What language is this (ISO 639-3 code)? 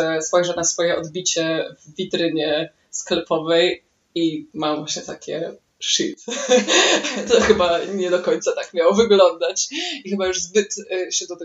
pol